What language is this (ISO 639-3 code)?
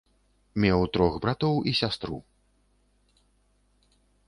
bel